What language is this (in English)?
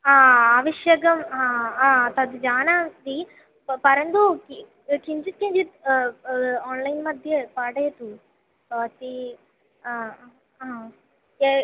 Sanskrit